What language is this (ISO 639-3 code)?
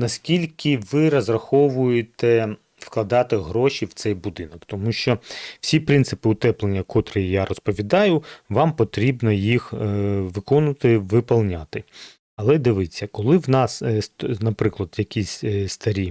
ukr